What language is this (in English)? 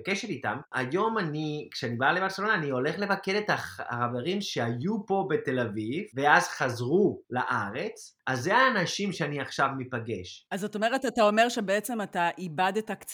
Hebrew